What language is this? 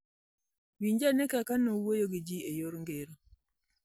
Luo (Kenya and Tanzania)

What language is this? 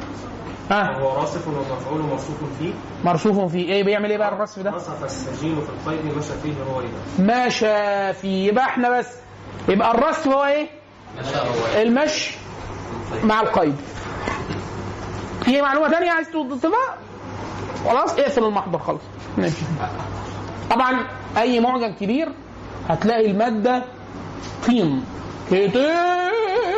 Arabic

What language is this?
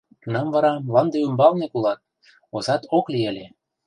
Mari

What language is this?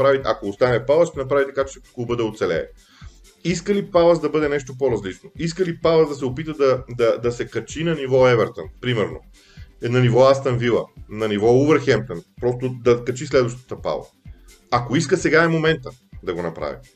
Bulgarian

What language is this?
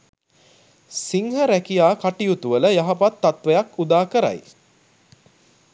Sinhala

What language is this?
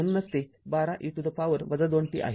Marathi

